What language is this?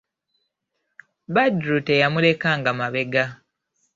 Ganda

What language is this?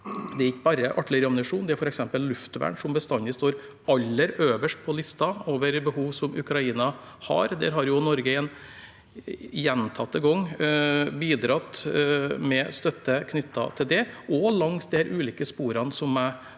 Norwegian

